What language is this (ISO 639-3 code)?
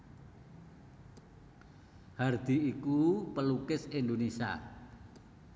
jav